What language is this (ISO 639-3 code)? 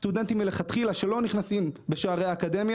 heb